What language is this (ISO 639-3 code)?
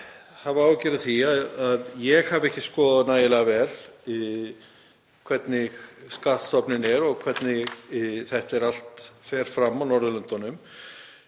isl